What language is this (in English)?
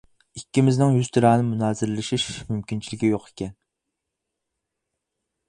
Uyghur